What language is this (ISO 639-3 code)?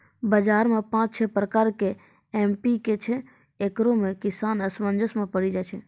mai